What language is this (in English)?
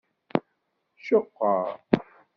Kabyle